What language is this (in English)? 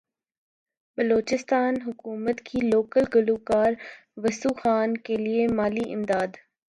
Urdu